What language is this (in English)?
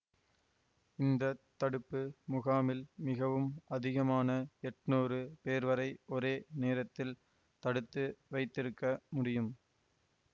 Tamil